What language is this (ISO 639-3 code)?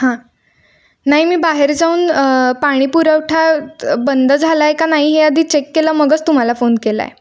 mar